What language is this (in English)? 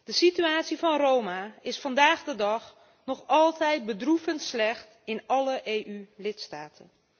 Dutch